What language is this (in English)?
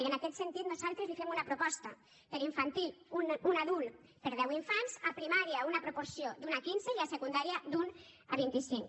Catalan